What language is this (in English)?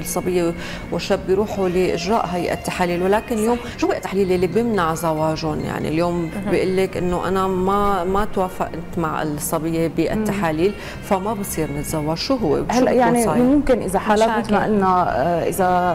Arabic